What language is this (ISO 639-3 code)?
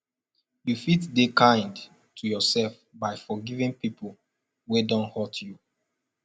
pcm